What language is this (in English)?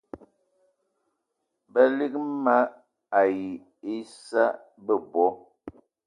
Eton (Cameroon)